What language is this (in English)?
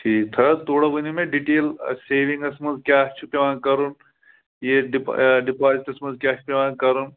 Kashmiri